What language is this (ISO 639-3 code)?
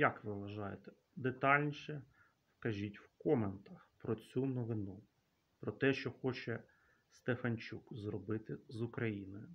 ukr